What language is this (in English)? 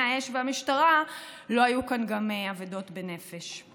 Hebrew